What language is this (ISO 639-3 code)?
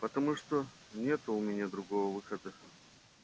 rus